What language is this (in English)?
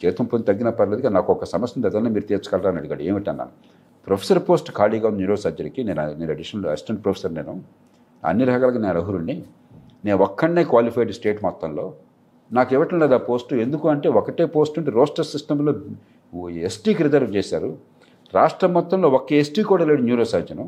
Telugu